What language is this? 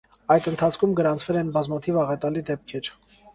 Armenian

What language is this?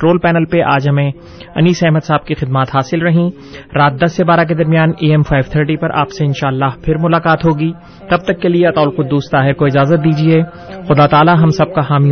Urdu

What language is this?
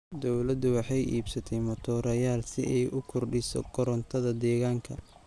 Somali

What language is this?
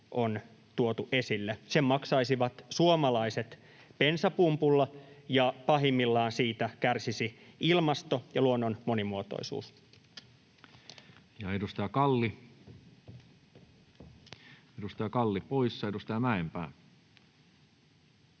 Finnish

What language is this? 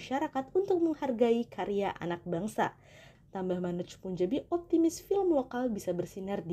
Indonesian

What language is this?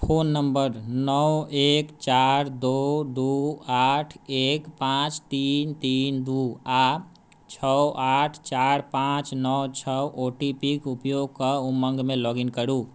Maithili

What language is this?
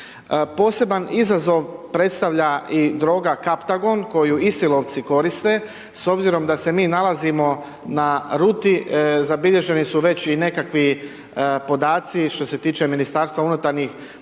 Croatian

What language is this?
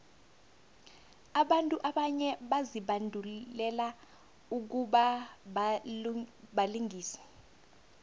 South Ndebele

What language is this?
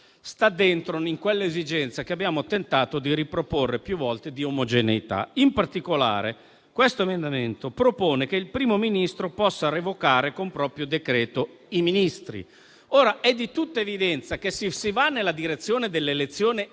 Italian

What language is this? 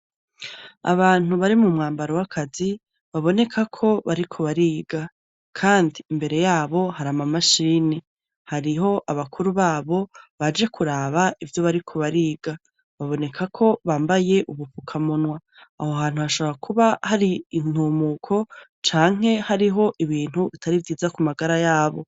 Rundi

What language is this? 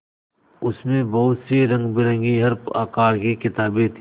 Hindi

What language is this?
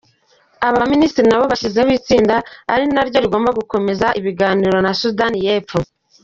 Kinyarwanda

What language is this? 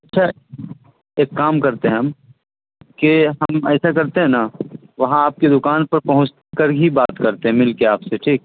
Urdu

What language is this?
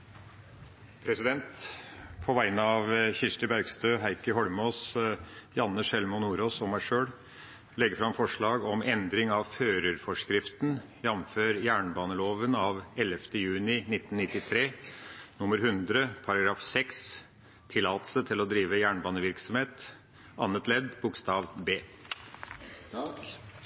Norwegian Nynorsk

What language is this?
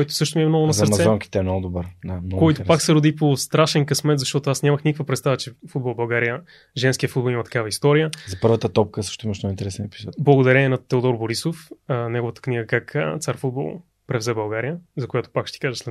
Bulgarian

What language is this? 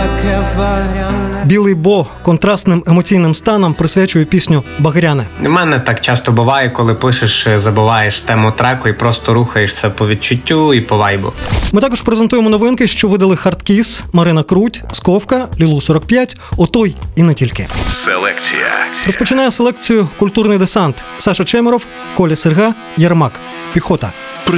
Ukrainian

